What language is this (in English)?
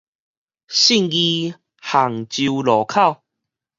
Min Nan Chinese